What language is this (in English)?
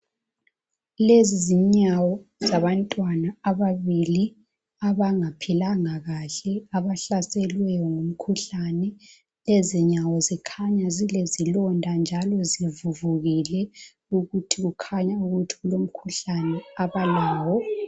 North Ndebele